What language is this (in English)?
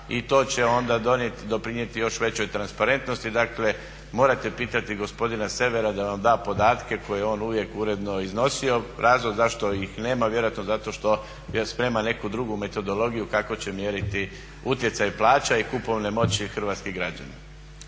Croatian